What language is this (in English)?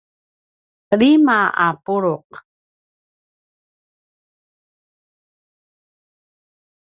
Paiwan